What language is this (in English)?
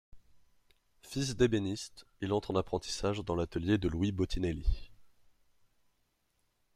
French